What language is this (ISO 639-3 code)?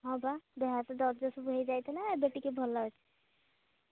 ori